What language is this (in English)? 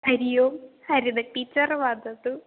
Sanskrit